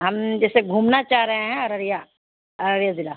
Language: Urdu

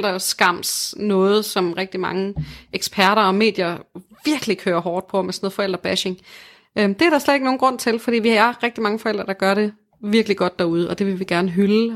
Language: Danish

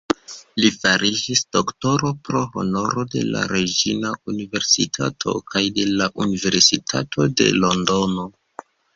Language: Esperanto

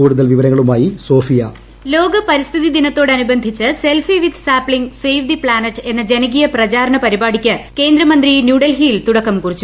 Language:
Malayalam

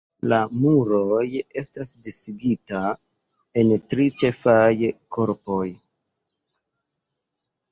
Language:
Esperanto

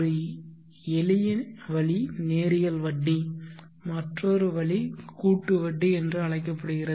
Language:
Tamil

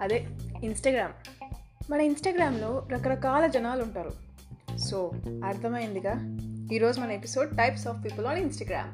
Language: Telugu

